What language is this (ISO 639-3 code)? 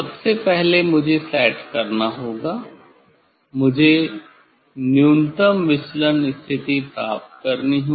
hin